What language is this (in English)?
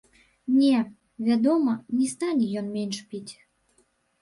Belarusian